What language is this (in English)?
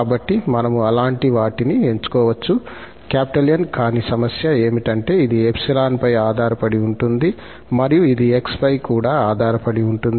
Telugu